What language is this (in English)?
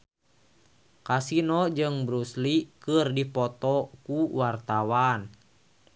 Sundanese